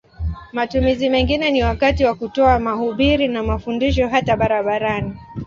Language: Swahili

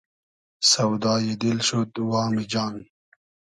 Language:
Hazaragi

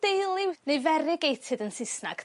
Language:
Welsh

